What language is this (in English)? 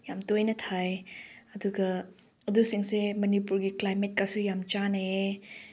Manipuri